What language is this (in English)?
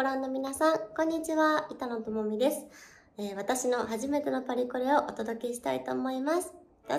Japanese